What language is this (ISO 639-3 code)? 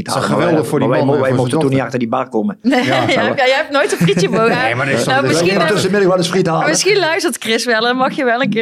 nld